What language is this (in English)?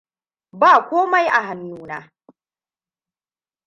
Hausa